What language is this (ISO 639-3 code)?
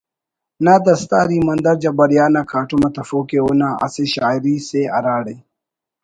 brh